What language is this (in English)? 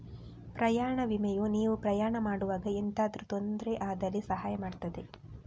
Kannada